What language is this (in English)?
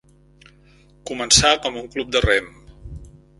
Catalan